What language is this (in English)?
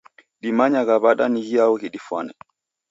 Taita